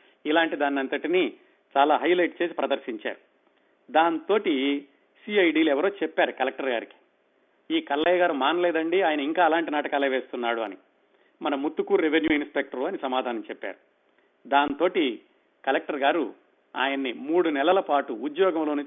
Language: Telugu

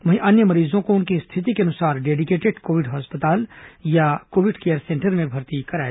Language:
Hindi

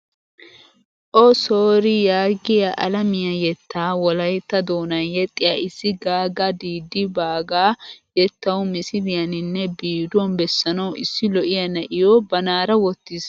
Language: Wolaytta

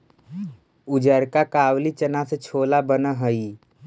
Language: Magahi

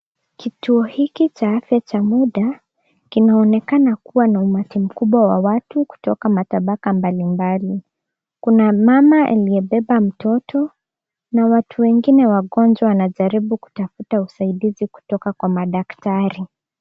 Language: Swahili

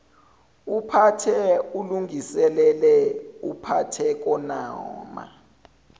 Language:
Zulu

